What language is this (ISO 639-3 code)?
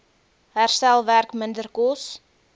afr